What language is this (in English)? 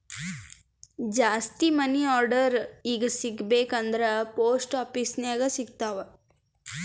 Kannada